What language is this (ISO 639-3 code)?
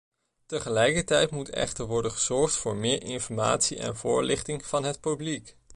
nld